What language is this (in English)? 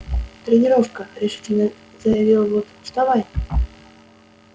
Russian